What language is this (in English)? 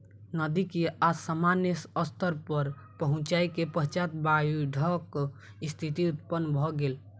Maithili